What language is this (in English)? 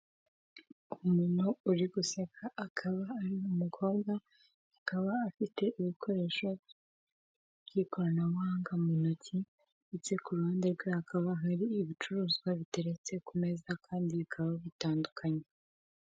Kinyarwanda